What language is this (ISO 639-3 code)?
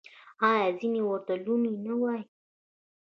pus